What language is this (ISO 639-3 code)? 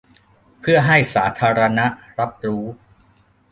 tha